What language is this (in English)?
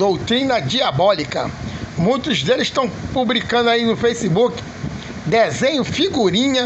Portuguese